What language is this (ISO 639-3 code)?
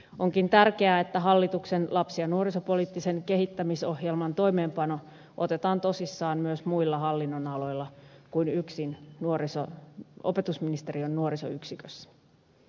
fin